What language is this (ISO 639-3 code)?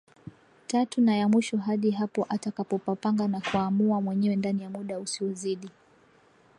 swa